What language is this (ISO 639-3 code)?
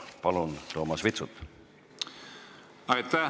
est